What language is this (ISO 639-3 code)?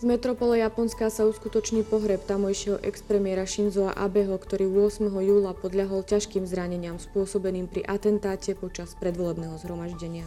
slk